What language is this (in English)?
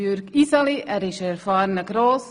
Swiss German